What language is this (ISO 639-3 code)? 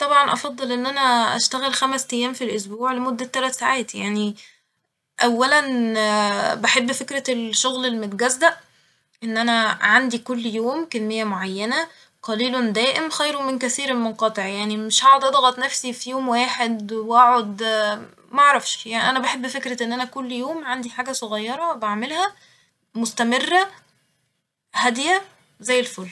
arz